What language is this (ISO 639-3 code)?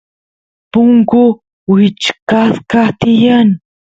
qus